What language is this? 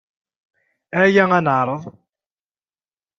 Kabyle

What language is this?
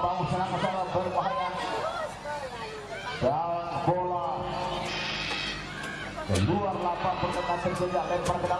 Indonesian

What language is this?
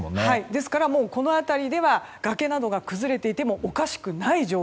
Japanese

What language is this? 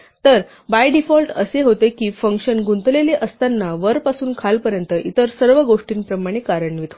Marathi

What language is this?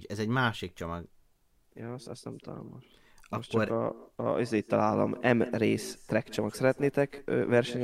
Hungarian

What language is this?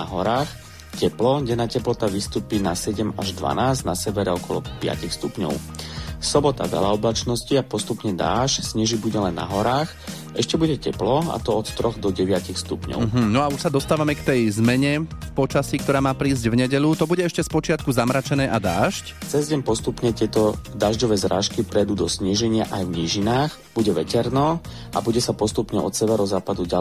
Slovak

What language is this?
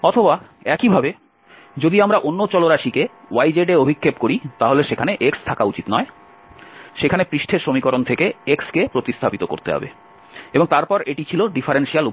Bangla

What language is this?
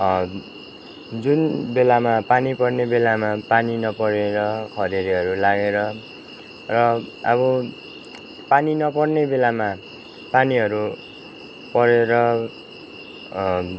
Nepali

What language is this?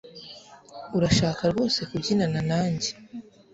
Kinyarwanda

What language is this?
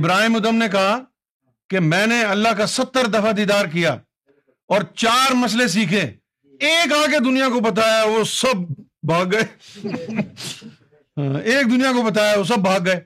Urdu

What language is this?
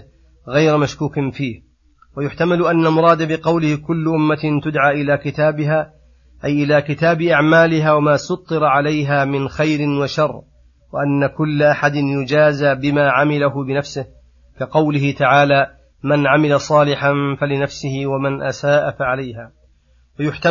Arabic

